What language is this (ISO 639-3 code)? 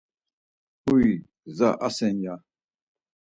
lzz